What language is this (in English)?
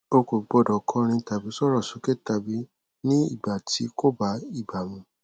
Yoruba